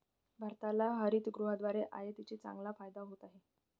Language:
Marathi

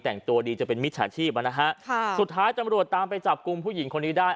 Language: Thai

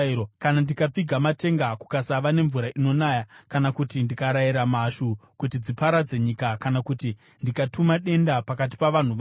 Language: Shona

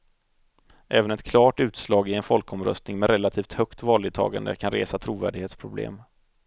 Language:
Swedish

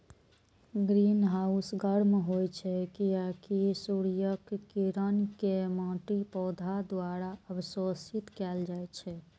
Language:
Maithili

